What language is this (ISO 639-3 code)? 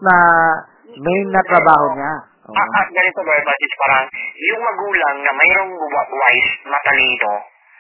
fil